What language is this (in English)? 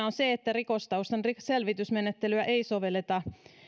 Finnish